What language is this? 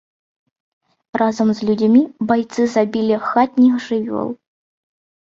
Belarusian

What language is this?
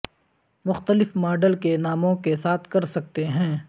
Urdu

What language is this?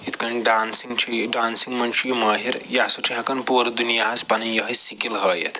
Kashmiri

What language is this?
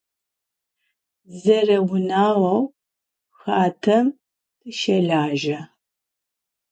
Adyghe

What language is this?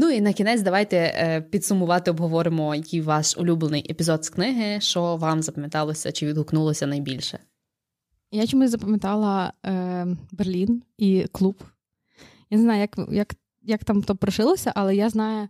Ukrainian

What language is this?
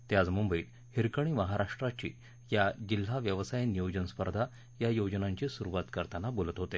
Marathi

